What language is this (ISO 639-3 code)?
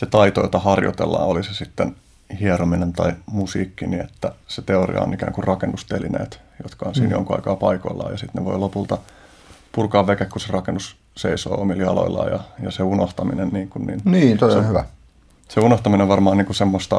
fin